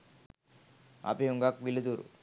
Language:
Sinhala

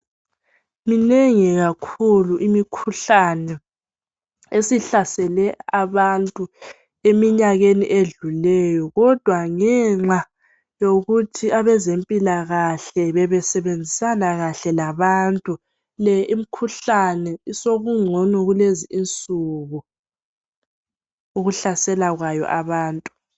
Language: North Ndebele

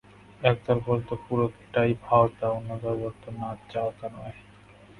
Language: Bangla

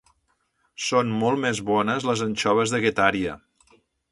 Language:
Catalan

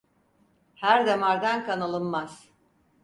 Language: Turkish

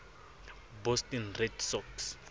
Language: Southern Sotho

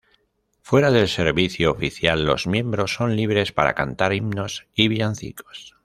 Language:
Spanish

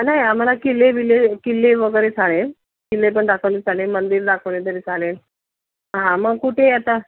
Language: Marathi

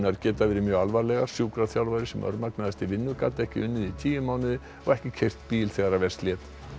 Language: Icelandic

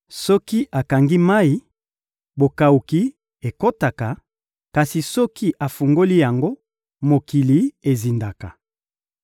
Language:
Lingala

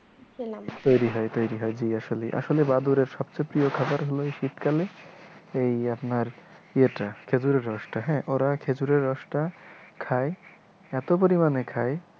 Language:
Bangla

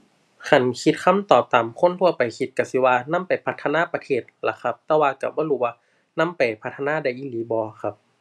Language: Thai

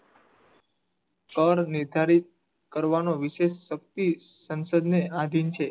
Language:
Gujarati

